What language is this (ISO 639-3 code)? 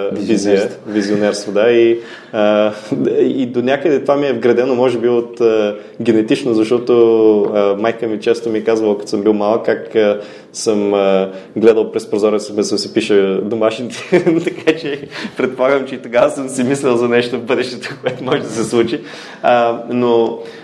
bul